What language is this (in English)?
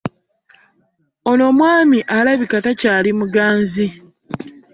Ganda